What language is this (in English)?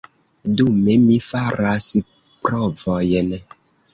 Esperanto